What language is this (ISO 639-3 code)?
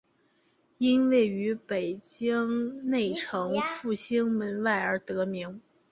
zho